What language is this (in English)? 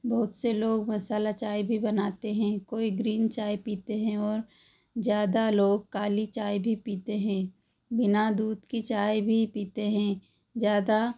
Hindi